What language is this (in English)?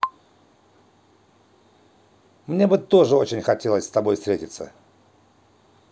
Russian